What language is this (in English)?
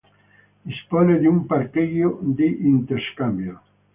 Italian